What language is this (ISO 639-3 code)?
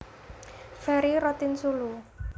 jav